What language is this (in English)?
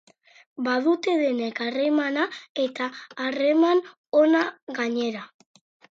Basque